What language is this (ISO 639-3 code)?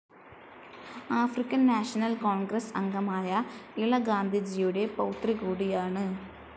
mal